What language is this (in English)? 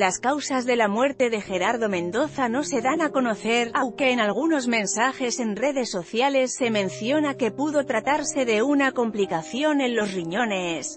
Spanish